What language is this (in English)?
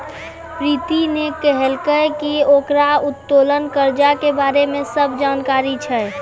Maithili